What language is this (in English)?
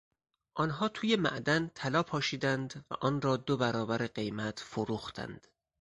Persian